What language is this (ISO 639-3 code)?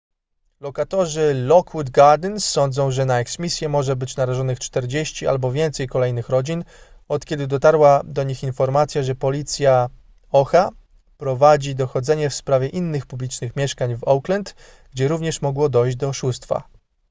pol